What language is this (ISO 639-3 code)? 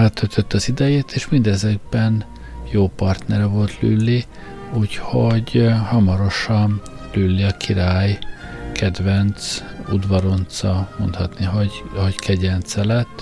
hun